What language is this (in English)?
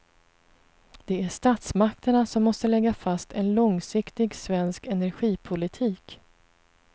Swedish